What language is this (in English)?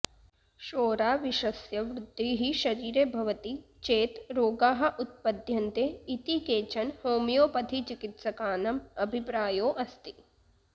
Sanskrit